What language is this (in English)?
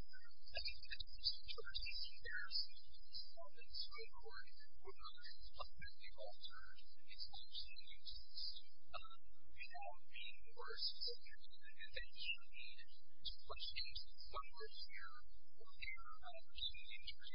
English